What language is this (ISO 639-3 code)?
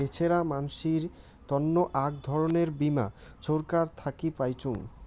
ben